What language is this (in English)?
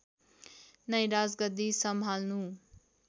Nepali